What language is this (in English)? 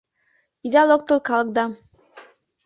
Mari